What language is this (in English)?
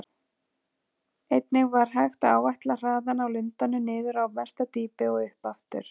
Icelandic